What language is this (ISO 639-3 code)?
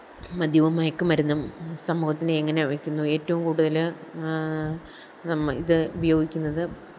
mal